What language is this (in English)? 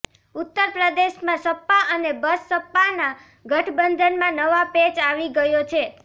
Gujarati